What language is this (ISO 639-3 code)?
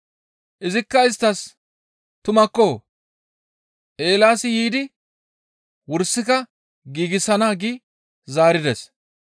gmv